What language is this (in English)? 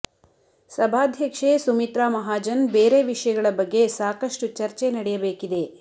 Kannada